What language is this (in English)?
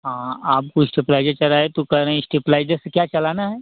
Hindi